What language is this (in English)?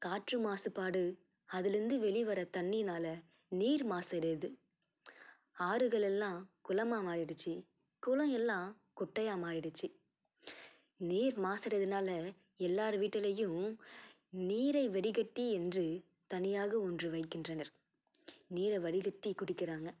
Tamil